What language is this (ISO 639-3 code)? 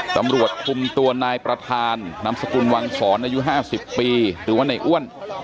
tha